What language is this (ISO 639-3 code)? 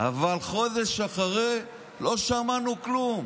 heb